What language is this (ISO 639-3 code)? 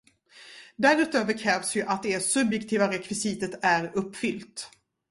swe